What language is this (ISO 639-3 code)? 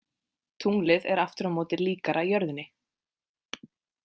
isl